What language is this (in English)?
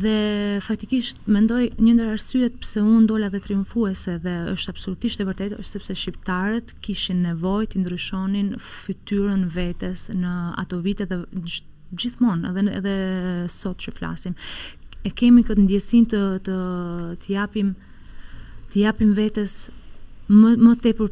Romanian